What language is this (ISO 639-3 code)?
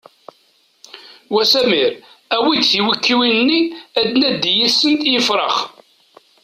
kab